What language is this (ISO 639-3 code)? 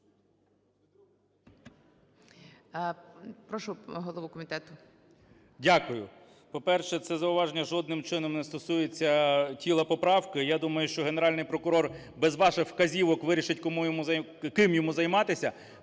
ukr